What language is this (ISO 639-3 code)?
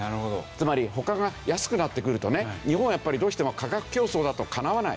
jpn